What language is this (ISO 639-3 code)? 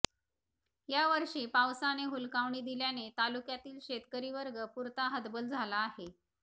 mar